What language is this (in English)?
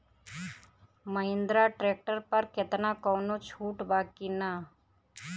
Bhojpuri